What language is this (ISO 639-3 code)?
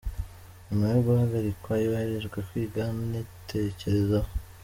kin